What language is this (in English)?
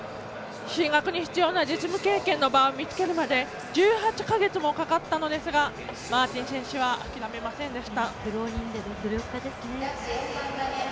Japanese